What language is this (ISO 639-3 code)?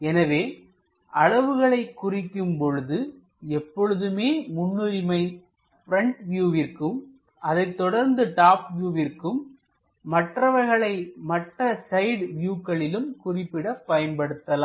tam